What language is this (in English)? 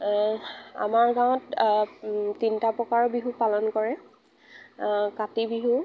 Assamese